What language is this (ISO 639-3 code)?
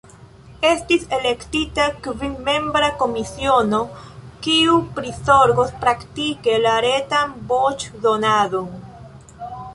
epo